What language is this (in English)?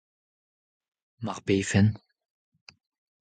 Breton